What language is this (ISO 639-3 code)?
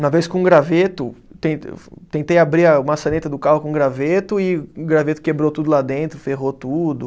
por